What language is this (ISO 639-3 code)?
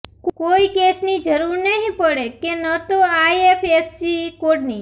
guj